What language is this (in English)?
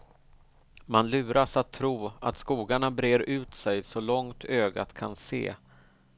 Swedish